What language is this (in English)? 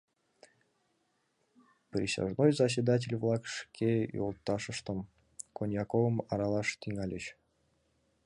Mari